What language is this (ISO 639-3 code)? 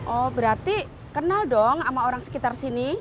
ind